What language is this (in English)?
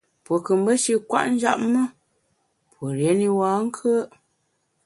Bamun